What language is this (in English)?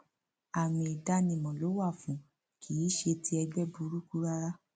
Yoruba